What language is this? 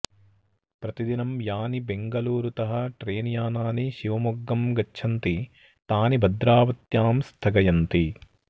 Sanskrit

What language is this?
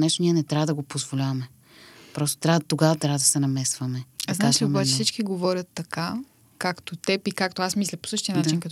Bulgarian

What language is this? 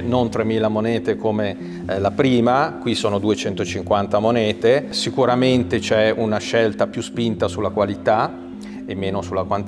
Italian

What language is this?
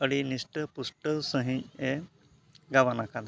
Santali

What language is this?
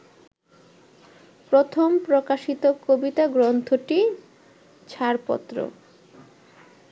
Bangla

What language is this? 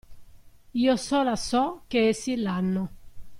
Italian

